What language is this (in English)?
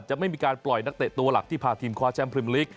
Thai